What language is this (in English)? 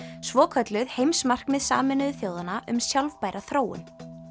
Icelandic